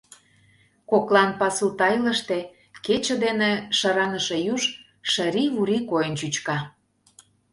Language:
Mari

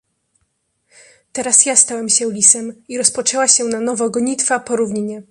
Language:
Polish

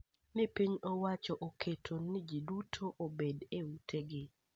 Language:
Luo (Kenya and Tanzania)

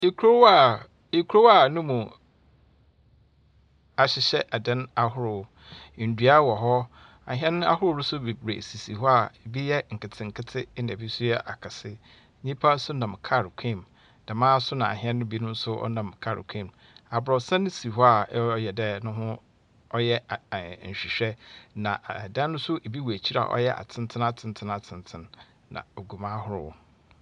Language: Akan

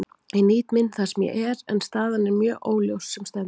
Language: Icelandic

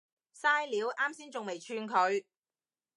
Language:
Cantonese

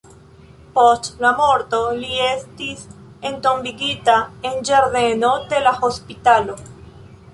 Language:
Esperanto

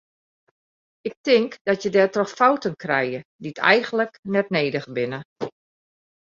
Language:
Western Frisian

